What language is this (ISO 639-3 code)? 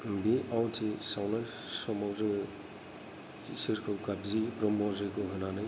brx